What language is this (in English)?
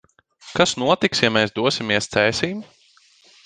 Latvian